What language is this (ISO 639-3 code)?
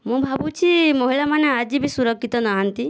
ori